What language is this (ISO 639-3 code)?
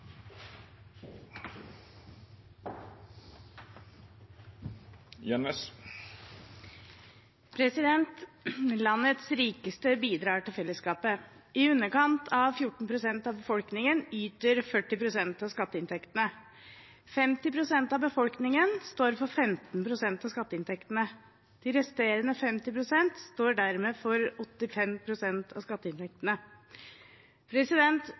nor